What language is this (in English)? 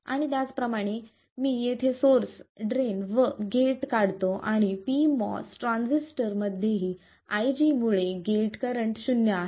Marathi